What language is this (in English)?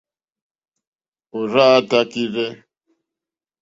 Mokpwe